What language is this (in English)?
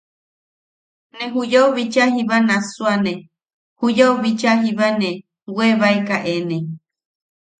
Yaqui